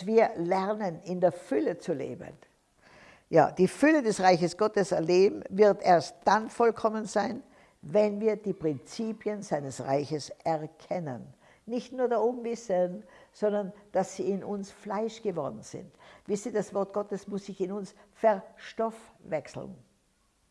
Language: German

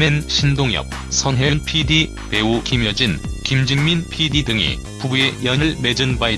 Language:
Korean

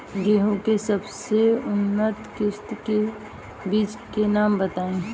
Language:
Bhojpuri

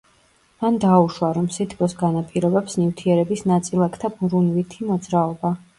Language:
Georgian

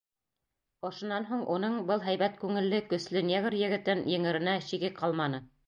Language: Bashkir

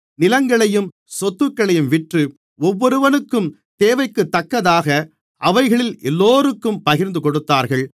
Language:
Tamil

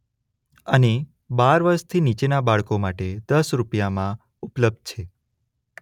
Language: Gujarati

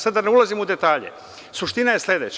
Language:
Serbian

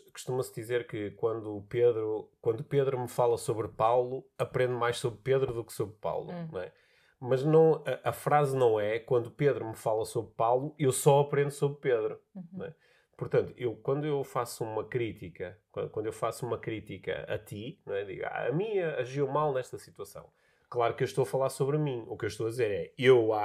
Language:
Portuguese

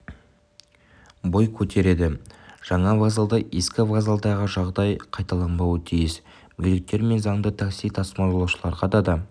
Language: Kazakh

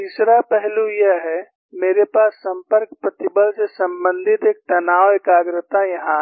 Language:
Hindi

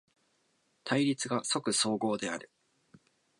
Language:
Japanese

